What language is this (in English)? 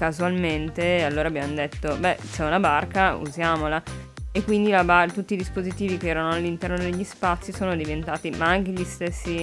Italian